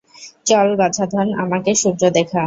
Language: Bangla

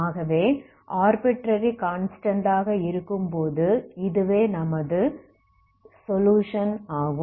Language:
Tamil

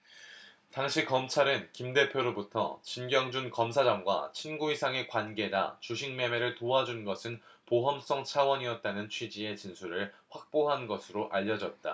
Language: Korean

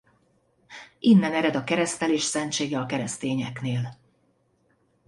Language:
Hungarian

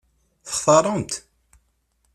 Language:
Kabyle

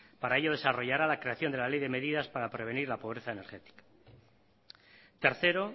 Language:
Spanish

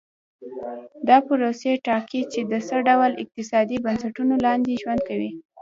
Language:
Pashto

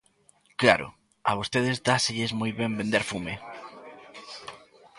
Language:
Galician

